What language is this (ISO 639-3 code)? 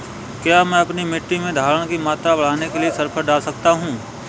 hin